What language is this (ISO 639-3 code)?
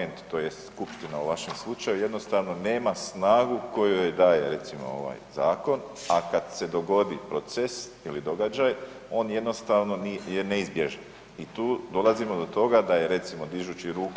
hrv